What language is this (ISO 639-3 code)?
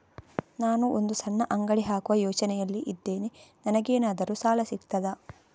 kan